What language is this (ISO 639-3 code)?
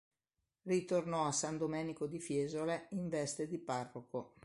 ita